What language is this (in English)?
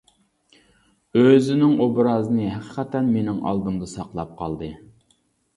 Uyghur